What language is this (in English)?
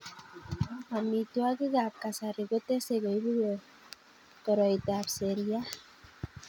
Kalenjin